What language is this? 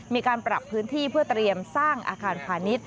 Thai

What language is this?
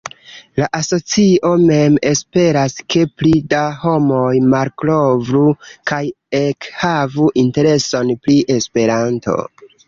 Esperanto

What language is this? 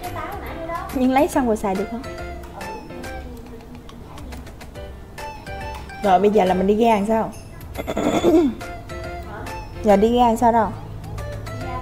Vietnamese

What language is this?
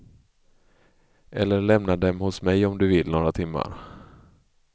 Swedish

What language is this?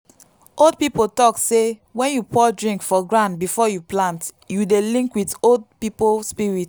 Nigerian Pidgin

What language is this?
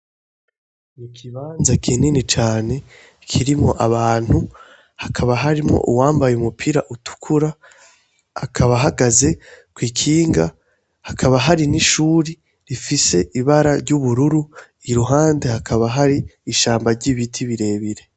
Rundi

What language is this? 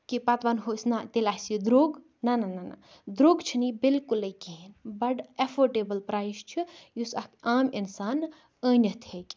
Kashmiri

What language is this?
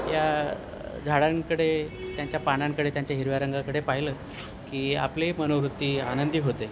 Marathi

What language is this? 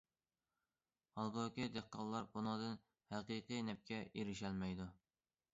Uyghur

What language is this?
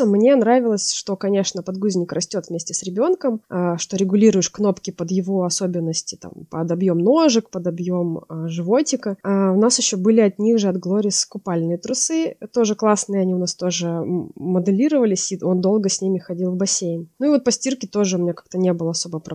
Russian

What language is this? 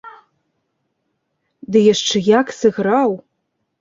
Belarusian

